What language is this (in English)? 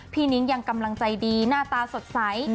Thai